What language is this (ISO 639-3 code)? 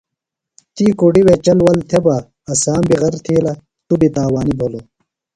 phl